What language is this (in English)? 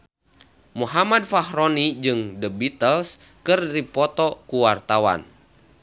Sundanese